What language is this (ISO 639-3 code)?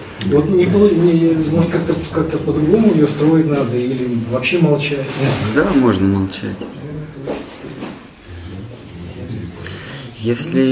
rus